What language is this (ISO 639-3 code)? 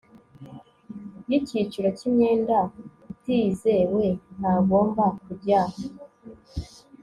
kin